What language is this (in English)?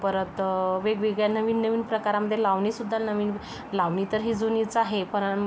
Marathi